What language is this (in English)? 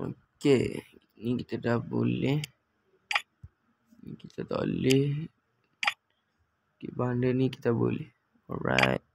Malay